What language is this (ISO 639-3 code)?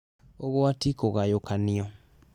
kik